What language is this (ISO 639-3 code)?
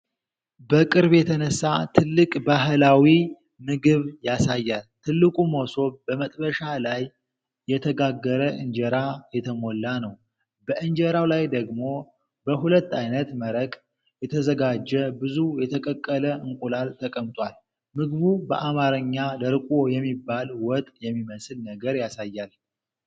amh